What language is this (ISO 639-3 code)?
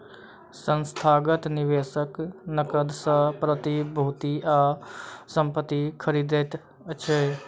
mai